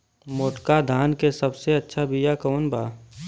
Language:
Bhojpuri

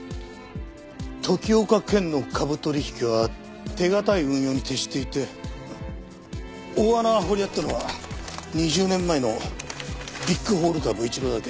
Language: Japanese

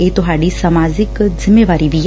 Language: Punjabi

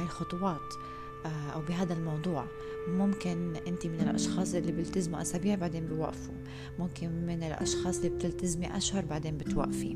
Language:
Arabic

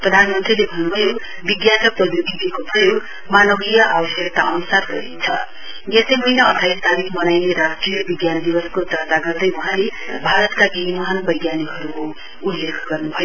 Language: Nepali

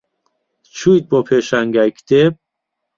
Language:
Central Kurdish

